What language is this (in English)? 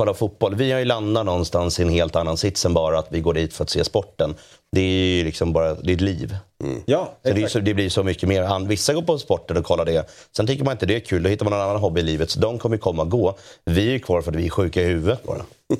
Swedish